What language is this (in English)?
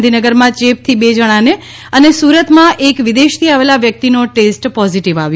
Gujarati